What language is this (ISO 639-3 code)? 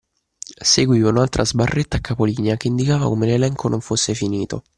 ita